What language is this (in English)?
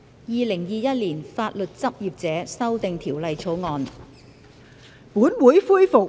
Cantonese